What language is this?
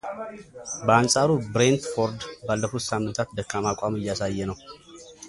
Amharic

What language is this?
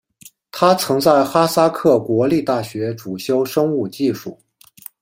Chinese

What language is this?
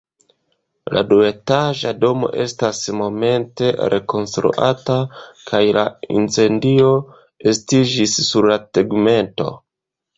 Esperanto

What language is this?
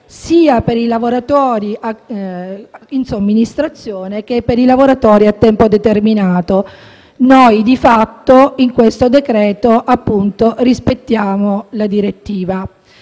Italian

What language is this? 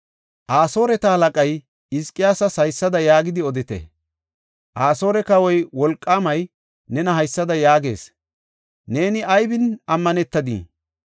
Gofa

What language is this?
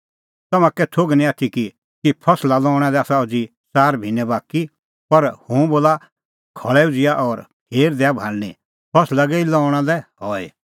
Kullu Pahari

